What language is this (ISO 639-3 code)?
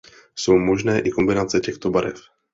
ces